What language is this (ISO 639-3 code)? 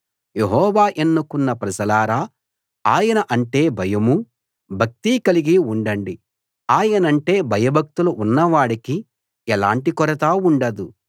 tel